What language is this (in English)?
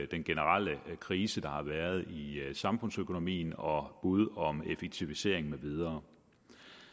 Danish